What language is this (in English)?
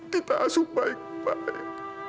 Indonesian